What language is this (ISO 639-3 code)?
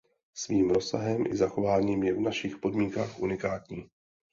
ces